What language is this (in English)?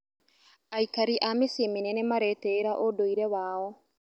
Kikuyu